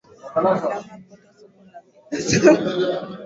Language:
Swahili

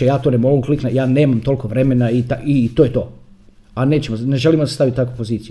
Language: Croatian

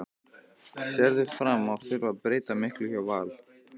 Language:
Icelandic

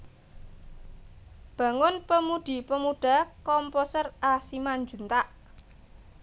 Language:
Javanese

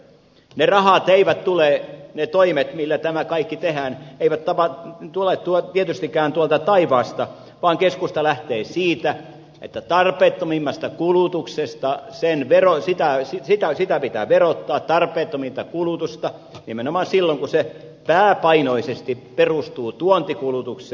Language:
Finnish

